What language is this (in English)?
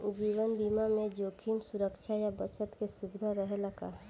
Bhojpuri